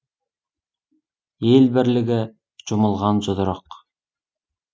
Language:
Kazakh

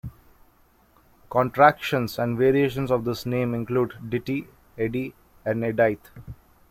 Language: English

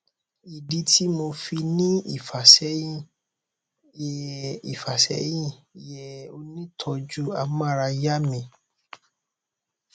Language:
Yoruba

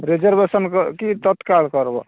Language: Odia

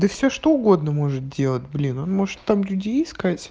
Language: Russian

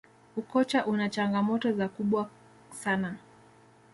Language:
Swahili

